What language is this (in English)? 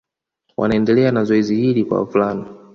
Swahili